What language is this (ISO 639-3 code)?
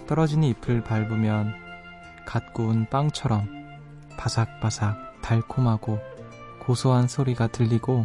kor